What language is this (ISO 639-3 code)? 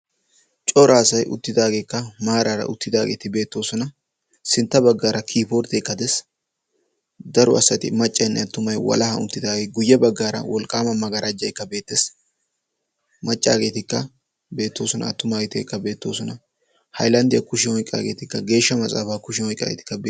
wal